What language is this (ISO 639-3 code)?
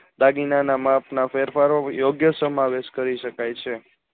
guj